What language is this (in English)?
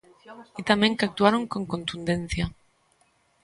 Galician